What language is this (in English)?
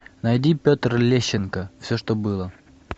Russian